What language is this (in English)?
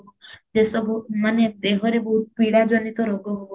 Odia